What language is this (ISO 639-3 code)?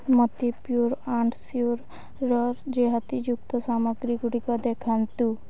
ori